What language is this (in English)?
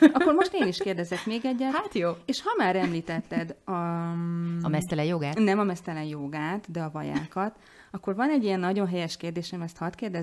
Hungarian